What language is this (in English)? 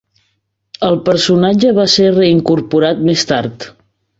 Catalan